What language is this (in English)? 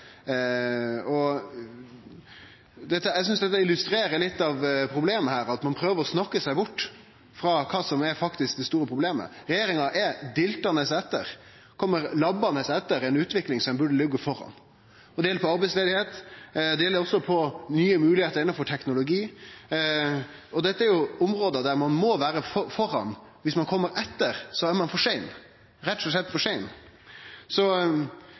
Norwegian Nynorsk